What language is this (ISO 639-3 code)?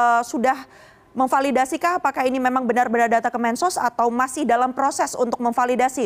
ind